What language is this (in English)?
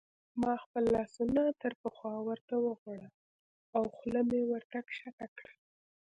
Pashto